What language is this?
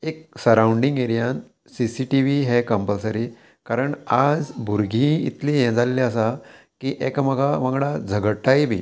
Konkani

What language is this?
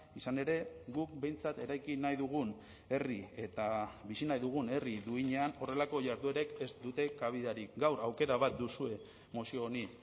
Basque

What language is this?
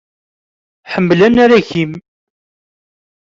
Kabyle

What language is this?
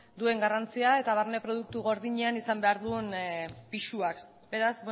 Basque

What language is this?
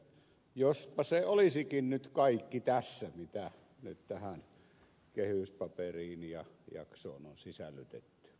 Finnish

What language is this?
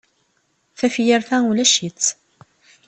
Kabyle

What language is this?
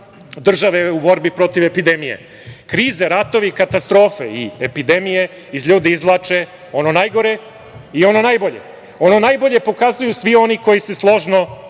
Serbian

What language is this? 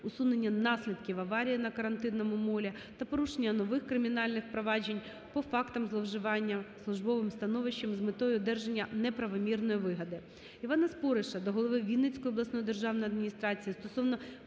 Ukrainian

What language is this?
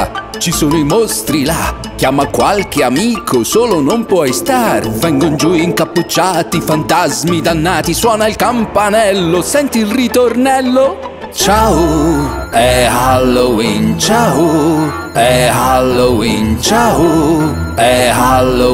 Italian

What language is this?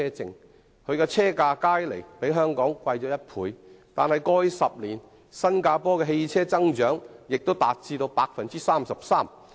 Cantonese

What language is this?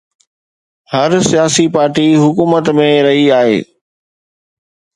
Sindhi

